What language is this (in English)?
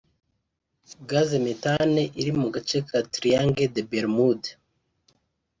Kinyarwanda